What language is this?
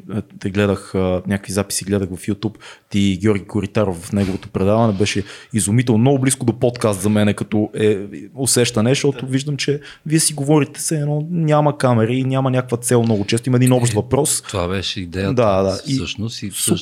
Bulgarian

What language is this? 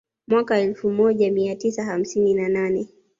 Swahili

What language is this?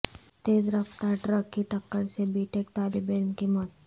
Urdu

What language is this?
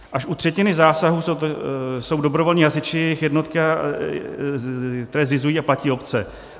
Czech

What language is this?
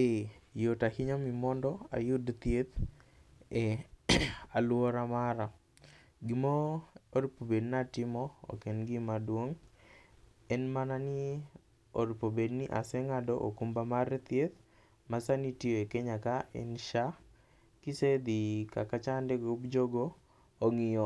Luo (Kenya and Tanzania)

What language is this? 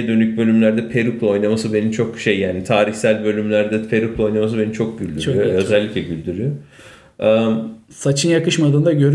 Turkish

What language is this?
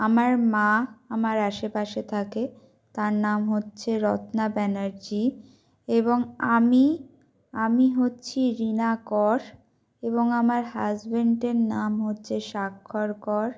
Bangla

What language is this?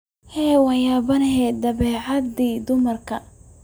Somali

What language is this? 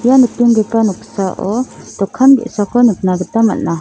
Garo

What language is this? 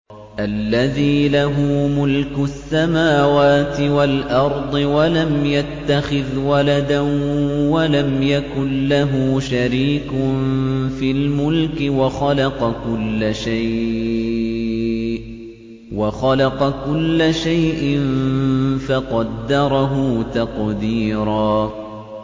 Arabic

